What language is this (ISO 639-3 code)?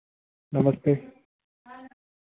hin